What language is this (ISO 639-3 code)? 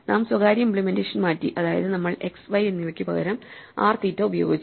mal